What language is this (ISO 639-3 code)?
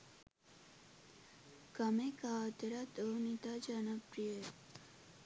sin